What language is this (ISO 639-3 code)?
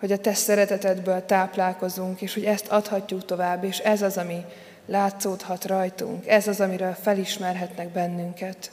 hun